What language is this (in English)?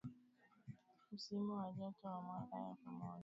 Swahili